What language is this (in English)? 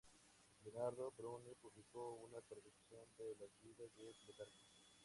Spanish